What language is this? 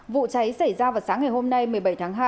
Vietnamese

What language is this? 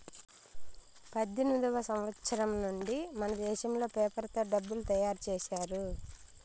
Telugu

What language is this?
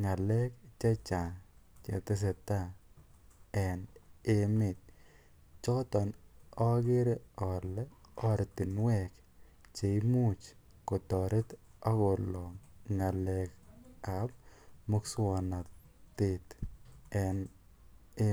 Kalenjin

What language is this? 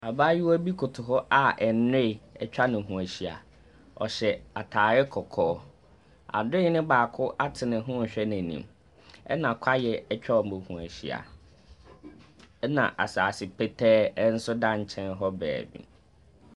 Akan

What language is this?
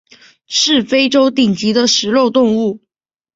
Chinese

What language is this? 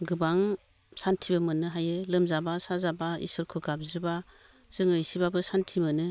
Bodo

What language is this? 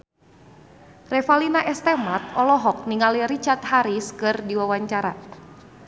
Sundanese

